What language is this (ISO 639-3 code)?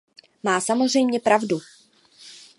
ces